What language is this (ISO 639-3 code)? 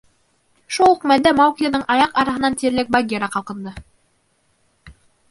bak